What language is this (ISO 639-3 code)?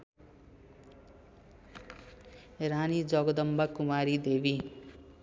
nep